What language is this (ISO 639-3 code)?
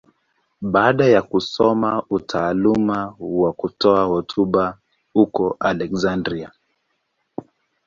swa